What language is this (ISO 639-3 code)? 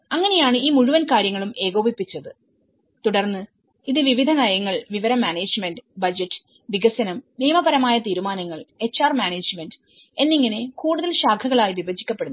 mal